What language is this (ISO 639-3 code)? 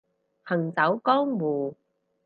yue